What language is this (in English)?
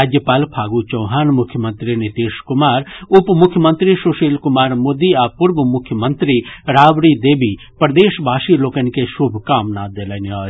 Maithili